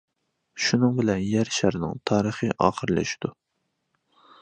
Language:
Uyghur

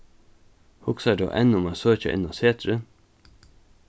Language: Faroese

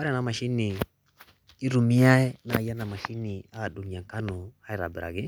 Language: Masai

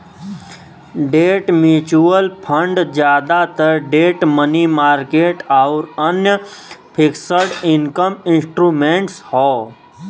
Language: Bhojpuri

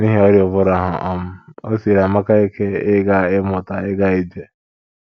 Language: Igbo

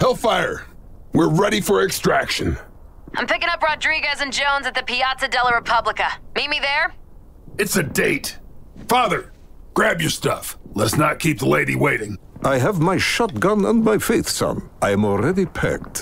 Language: English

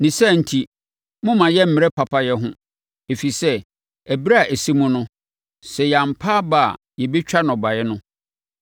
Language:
Akan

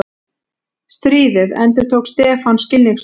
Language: Icelandic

